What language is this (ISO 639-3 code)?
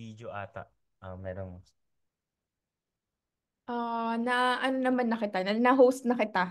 fil